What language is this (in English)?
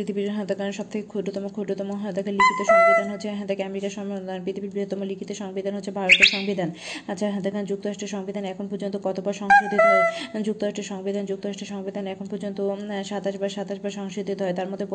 Bangla